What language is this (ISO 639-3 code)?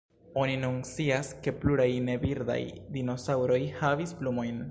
epo